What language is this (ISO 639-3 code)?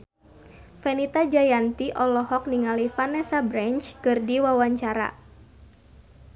sun